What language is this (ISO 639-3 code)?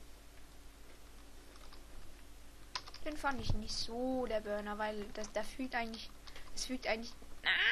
deu